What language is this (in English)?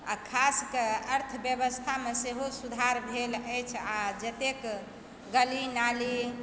Maithili